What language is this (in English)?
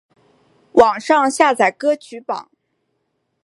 Chinese